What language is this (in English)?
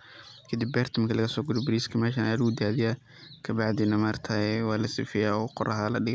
Somali